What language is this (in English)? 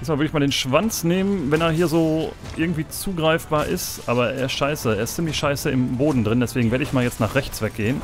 German